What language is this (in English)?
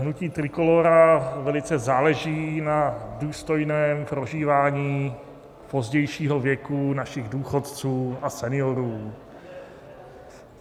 Czech